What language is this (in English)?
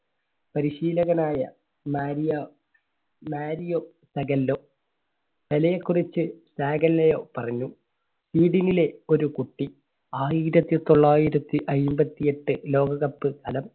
Malayalam